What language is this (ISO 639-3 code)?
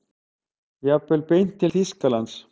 isl